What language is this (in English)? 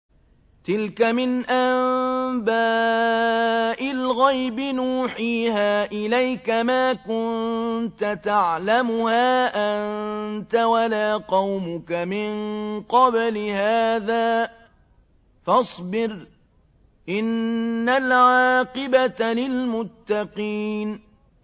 Arabic